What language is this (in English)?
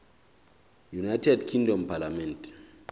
Southern Sotho